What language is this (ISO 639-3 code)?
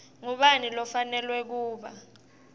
ssw